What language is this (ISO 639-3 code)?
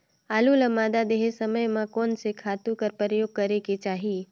hne